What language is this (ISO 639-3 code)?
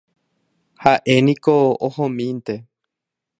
grn